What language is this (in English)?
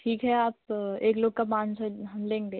Hindi